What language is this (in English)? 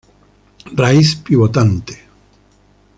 Spanish